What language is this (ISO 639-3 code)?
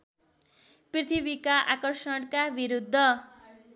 nep